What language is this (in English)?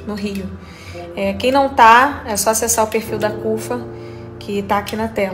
Portuguese